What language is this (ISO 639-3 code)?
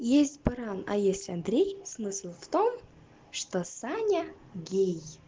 rus